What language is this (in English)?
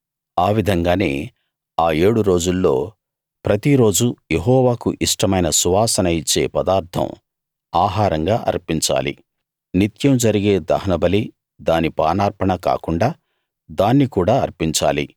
Telugu